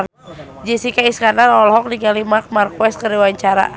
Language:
Sundanese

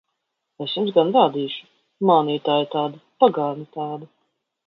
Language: Latvian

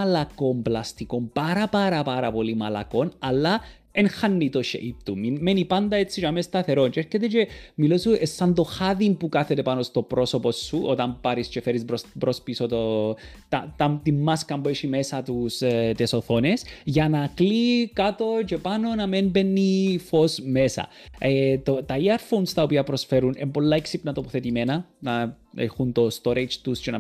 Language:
Greek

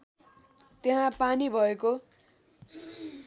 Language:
Nepali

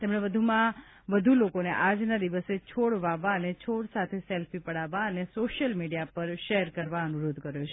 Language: Gujarati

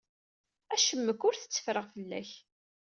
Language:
Kabyle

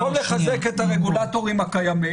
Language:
Hebrew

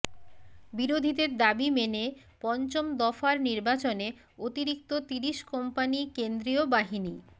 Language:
Bangla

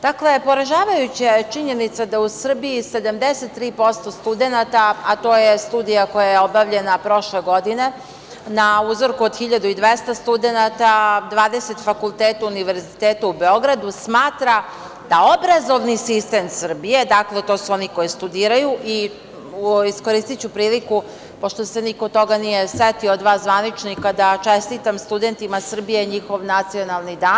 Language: Serbian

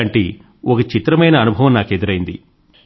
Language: Telugu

